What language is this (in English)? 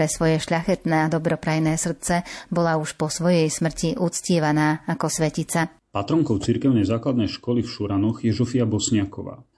Slovak